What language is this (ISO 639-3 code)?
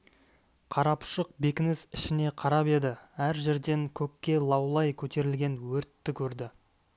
kaz